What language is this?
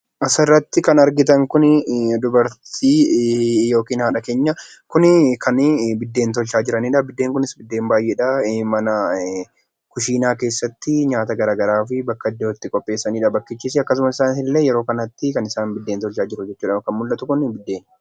Oromo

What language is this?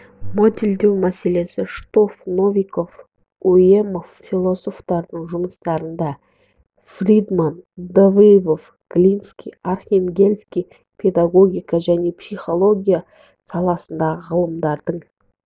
Kazakh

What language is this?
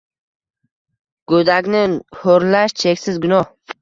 Uzbek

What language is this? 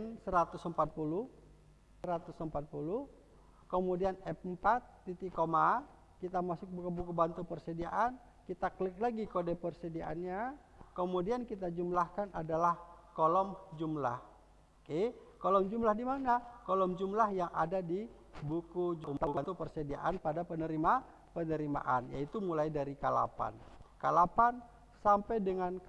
Indonesian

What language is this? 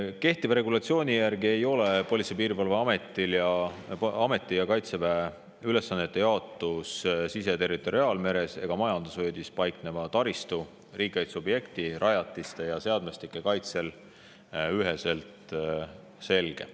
Estonian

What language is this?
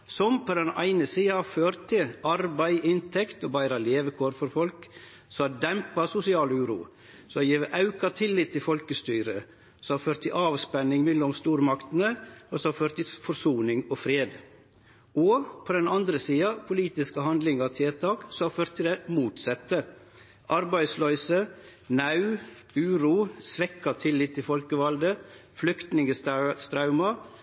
Norwegian Nynorsk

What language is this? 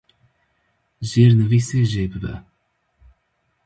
Kurdish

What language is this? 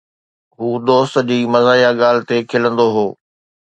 Sindhi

